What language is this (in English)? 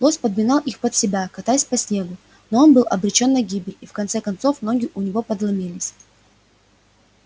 Russian